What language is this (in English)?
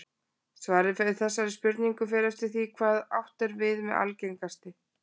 Icelandic